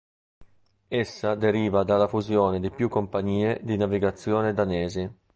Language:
Italian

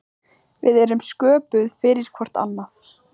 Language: Icelandic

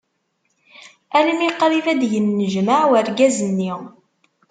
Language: Kabyle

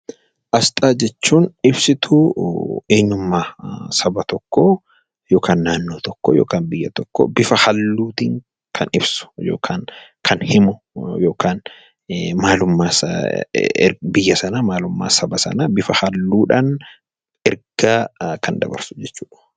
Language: Oromo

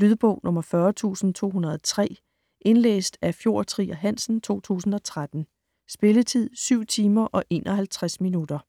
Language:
Danish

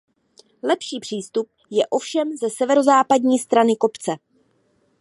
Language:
Czech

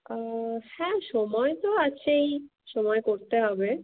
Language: Bangla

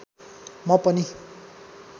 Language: Nepali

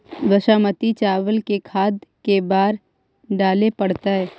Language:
Magahi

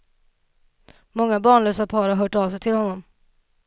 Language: Swedish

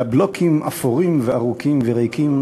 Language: Hebrew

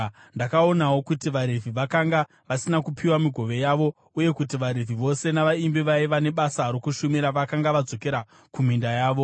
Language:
Shona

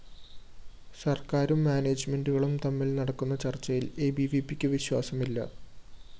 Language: Malayalam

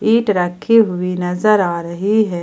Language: Hindi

